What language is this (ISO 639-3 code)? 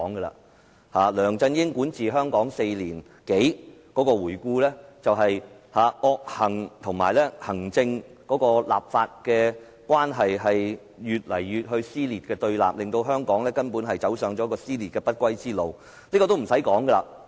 yue